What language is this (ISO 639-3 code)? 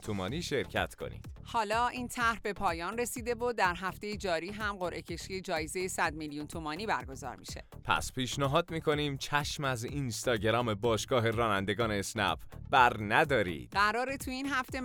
fas